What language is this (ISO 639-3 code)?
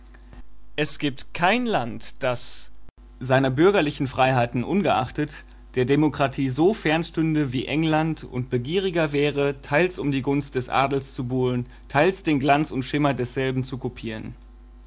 deu